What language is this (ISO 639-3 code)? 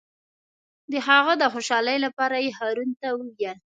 pus